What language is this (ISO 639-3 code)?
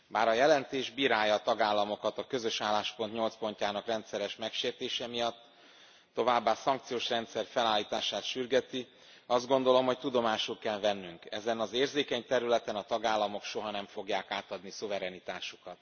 hun